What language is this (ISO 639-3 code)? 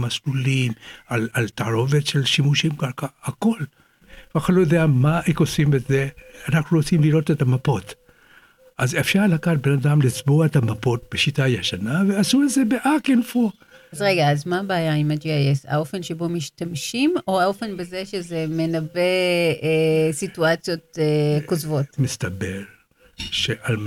heb